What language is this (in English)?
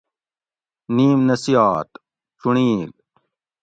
Gawri